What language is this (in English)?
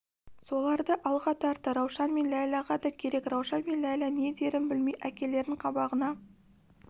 Kazakh